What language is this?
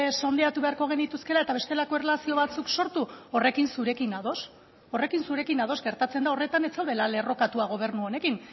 Basque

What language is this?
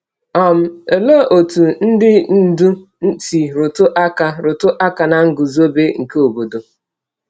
Igbo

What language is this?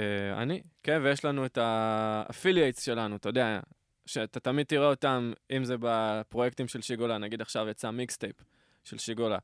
Hebrew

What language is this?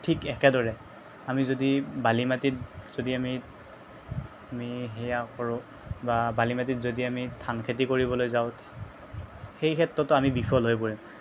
Assamese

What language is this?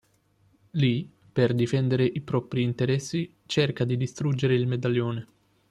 Italian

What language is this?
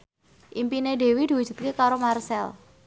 Javanese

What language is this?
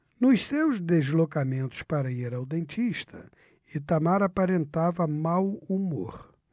Portuguese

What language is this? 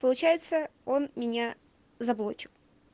Russian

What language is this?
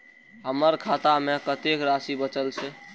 Maithili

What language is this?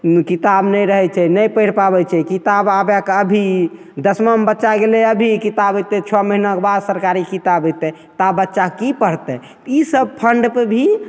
Maithili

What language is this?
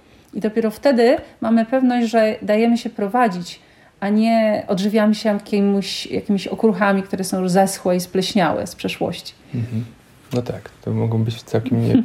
Polish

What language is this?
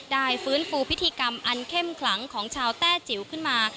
Thai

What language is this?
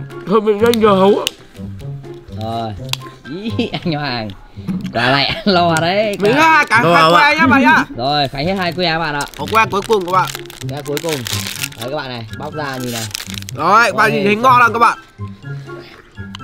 Vietnamese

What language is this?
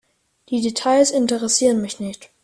German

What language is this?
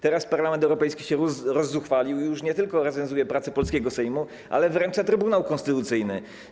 Polish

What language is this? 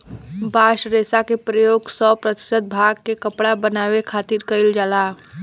Bhojpuri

